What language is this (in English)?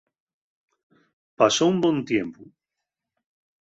Asturian